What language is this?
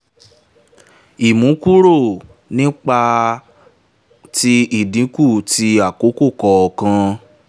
Yoruba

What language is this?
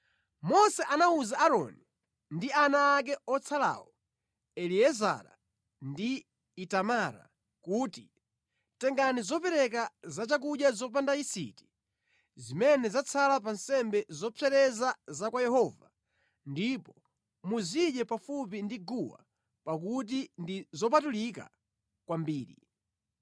Nyanja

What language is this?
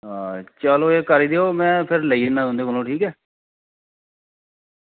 Dogri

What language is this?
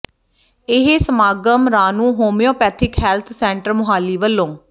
Punjabi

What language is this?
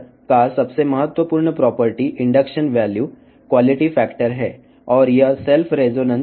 Telugu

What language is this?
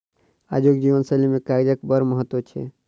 Maithili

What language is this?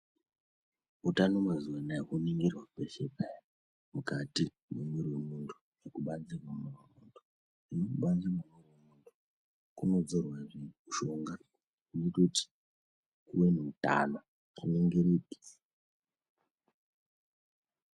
Ndau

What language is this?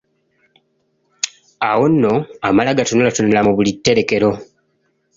Ganda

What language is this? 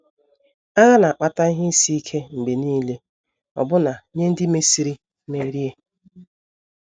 Igbo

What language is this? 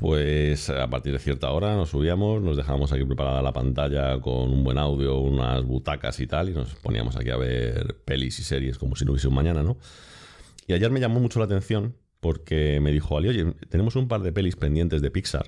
Spanish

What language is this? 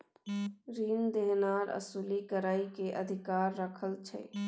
Maithili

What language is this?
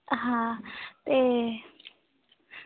Dogri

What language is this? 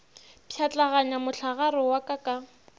Northern Sotho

